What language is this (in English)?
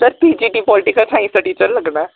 Dogri